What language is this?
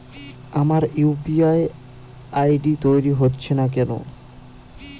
Bangla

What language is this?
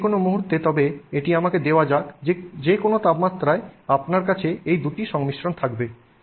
Bangla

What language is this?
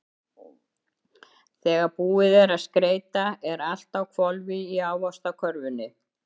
Icelandic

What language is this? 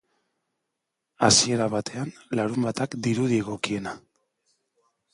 Basque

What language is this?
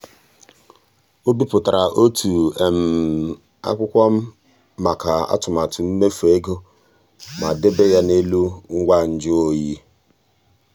Igbo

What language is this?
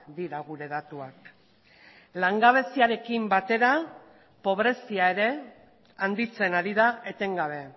Basque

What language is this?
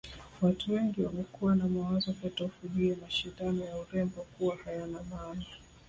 Swahili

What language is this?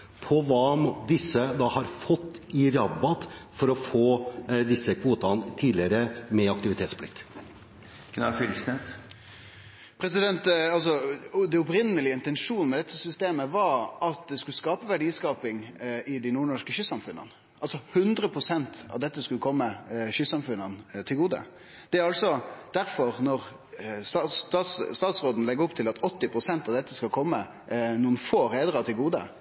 Norwegian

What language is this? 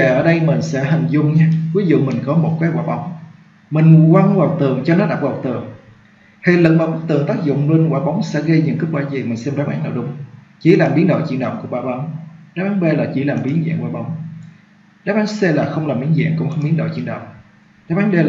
Vietnamese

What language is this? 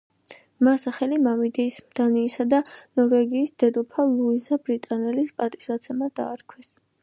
Georgian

